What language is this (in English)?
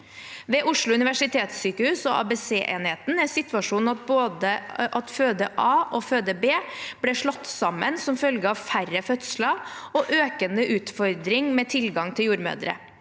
Norwegian